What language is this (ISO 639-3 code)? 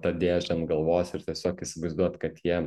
lit